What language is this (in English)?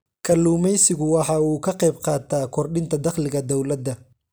Somali